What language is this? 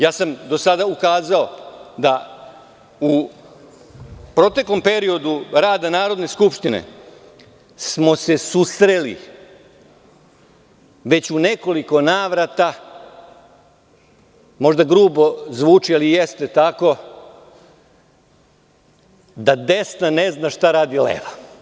Serbian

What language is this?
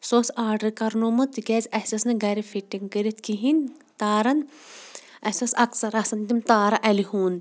Kashmiri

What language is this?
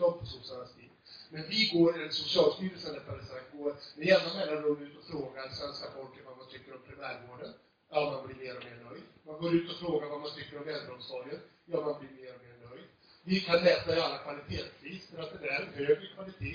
Swedish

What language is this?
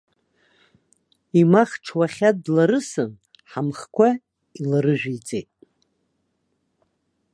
Abkhazian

